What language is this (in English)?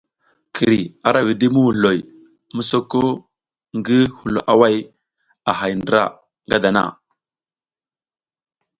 South Giziga